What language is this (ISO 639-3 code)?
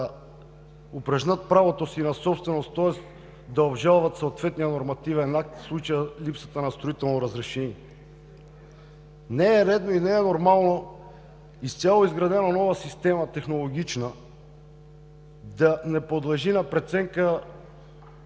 bul